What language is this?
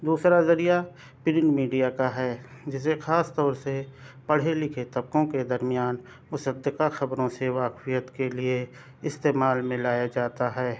Urdu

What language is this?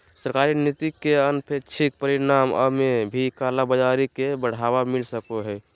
Magahi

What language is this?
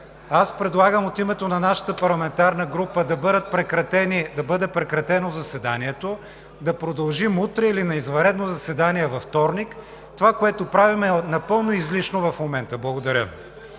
Bulgarian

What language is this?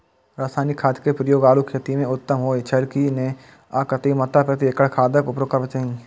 Maithili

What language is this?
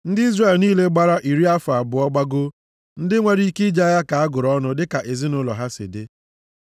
Igbo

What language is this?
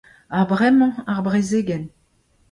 Breton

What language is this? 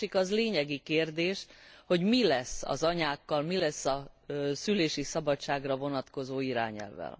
Hungarian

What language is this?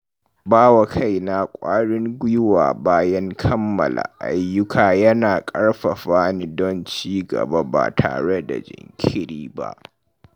Hausa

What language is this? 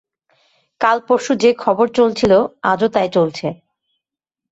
Bangla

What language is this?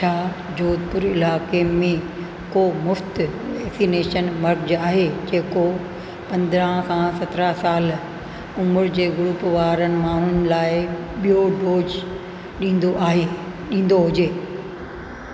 Sindhi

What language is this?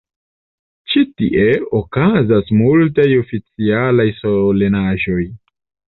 Esperanto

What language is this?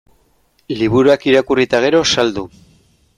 Basque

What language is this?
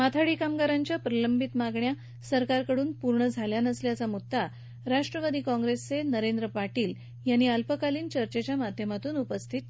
Marathi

